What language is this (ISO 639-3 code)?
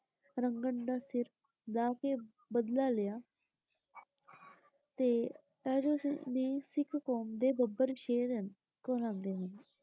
pan